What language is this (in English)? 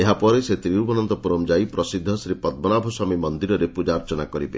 Odia